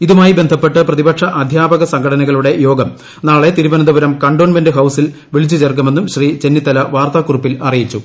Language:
Malayalam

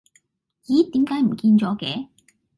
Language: Cantonese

